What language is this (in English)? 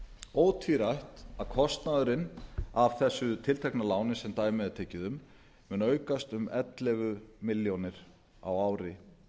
Icelandic